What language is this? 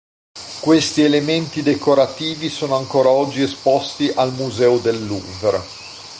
Italian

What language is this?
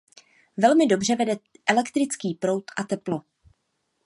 Czech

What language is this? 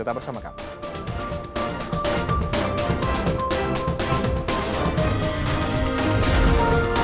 Indonesian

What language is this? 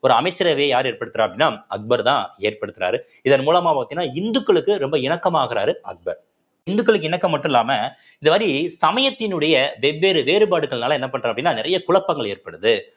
Tamil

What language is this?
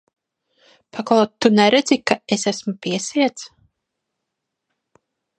Latvian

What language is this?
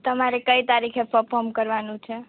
Gujarati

